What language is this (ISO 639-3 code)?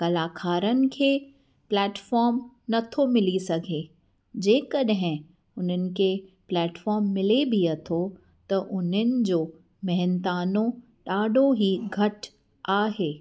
snd